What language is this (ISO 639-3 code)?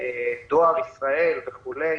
heb